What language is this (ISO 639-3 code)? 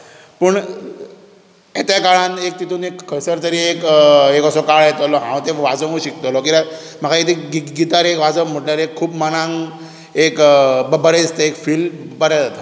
kok